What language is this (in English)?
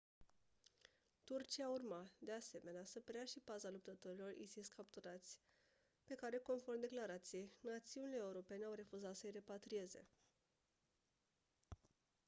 Romanian